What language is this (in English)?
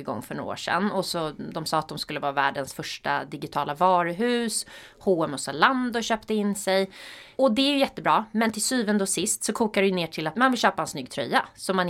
Swedish